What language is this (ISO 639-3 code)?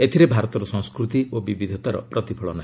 ori